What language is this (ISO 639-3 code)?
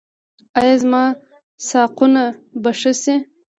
pus